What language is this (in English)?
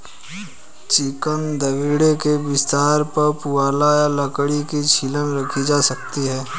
Hindi